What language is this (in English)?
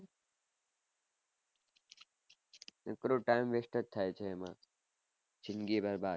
Gujarati